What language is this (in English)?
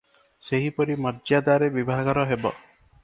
Odia